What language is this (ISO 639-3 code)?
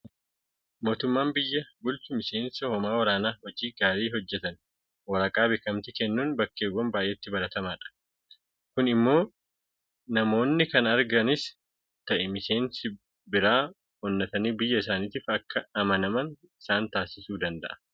orm